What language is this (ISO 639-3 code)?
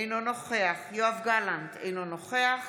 heb